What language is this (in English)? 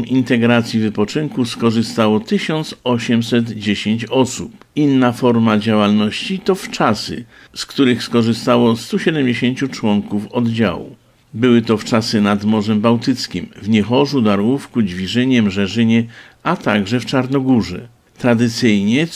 Polish